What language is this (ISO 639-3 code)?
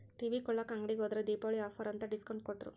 kan